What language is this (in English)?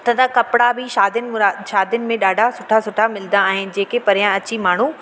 Sindhi